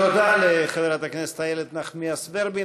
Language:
Hebrew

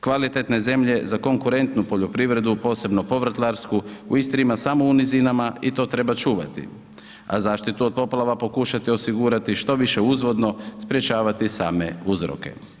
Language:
Croatian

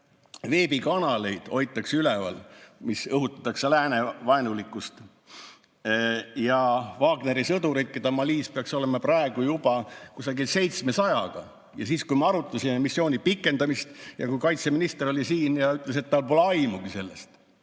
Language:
Estonian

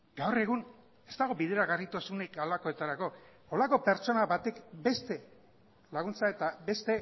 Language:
Basque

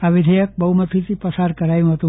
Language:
Gujarati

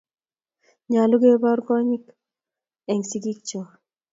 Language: Kalenjin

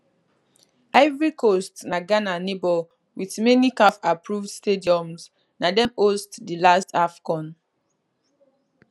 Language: Nigerian Pidgin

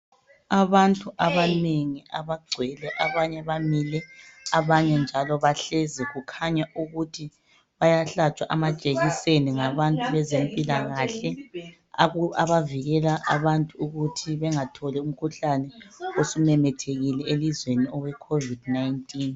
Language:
North Ndebele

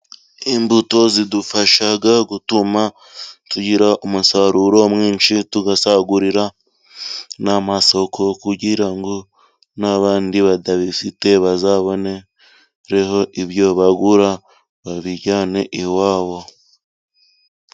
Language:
Kinyarwanda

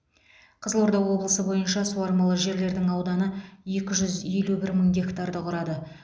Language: Kazakh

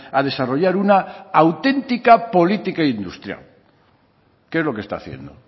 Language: Spanish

